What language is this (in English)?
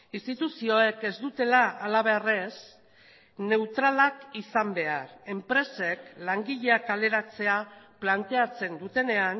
Basque